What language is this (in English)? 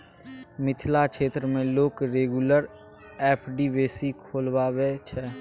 Maithili